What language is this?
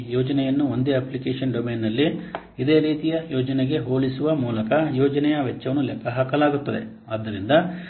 Kannada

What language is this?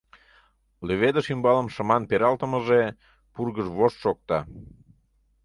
Mari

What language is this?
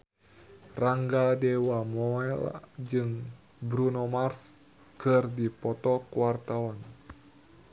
Sundanese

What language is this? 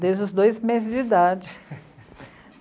Portuguese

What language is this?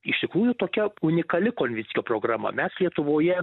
Lithuanian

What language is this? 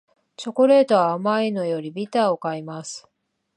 Japanese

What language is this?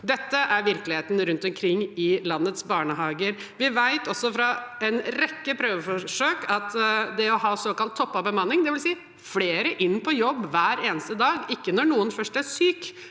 Norwegian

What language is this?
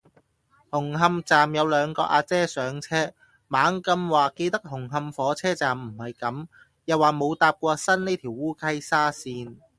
Cantonese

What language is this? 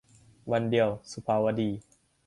Thai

